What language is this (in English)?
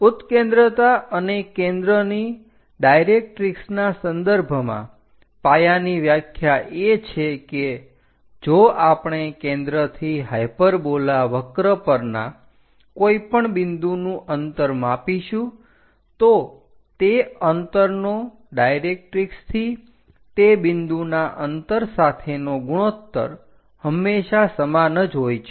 Gujarati